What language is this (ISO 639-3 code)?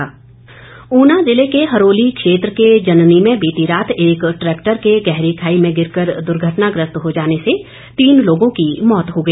hin